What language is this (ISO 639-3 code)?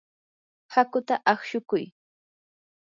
qur